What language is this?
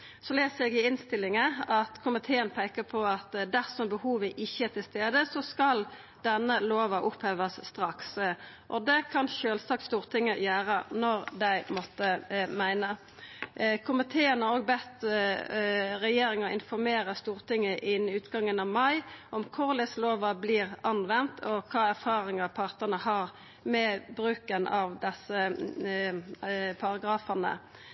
Norwegian Nynorsk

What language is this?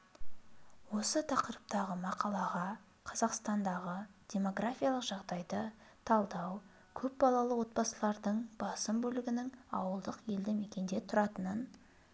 Kazakh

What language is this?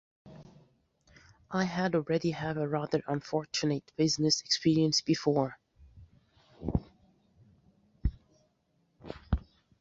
English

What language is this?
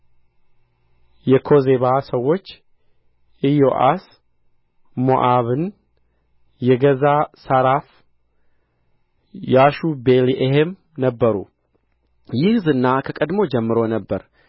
Amharic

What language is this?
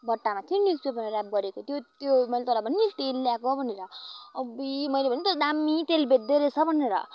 Nepali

